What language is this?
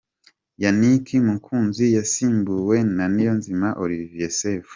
Kinyarwanda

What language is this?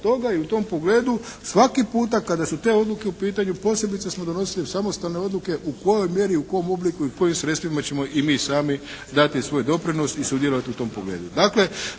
Croatian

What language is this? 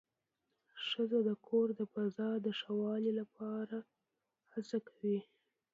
Pashto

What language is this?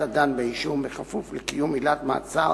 Hebrew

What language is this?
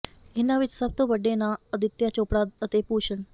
Punjabi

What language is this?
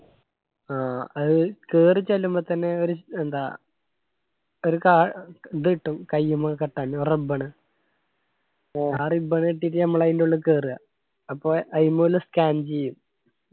Malayalam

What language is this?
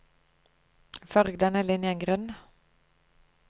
Norwegian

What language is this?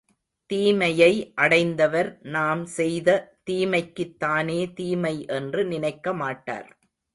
Tamil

